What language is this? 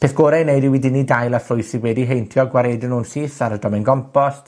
Welsh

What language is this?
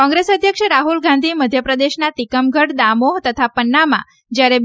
Gujarati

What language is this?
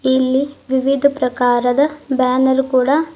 Kannada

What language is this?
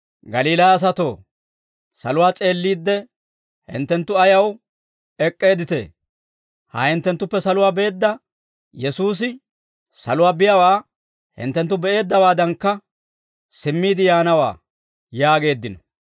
Dawro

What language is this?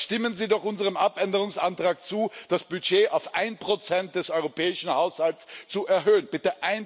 German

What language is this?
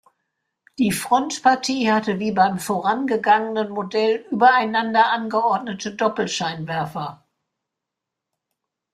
German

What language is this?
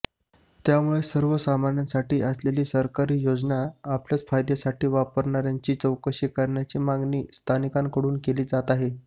Marathi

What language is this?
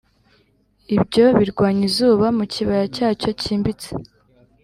Kinyarwanda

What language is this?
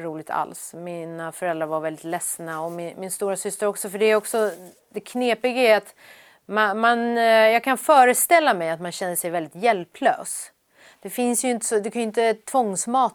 Swedish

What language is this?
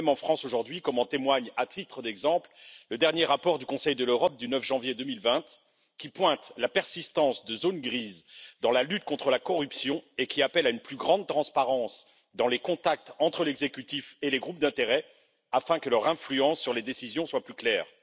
French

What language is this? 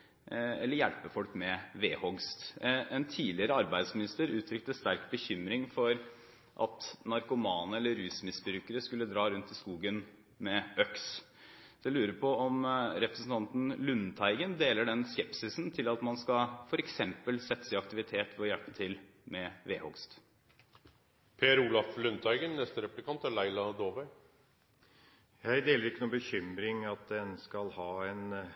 Norwegian Bokmål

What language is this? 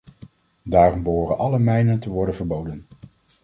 Dutch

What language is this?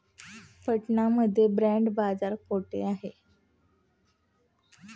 Marathi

